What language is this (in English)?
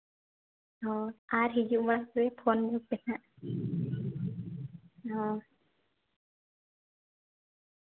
Santali